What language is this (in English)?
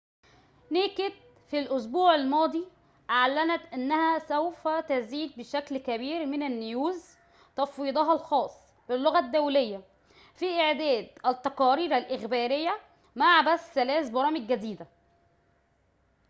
Arabic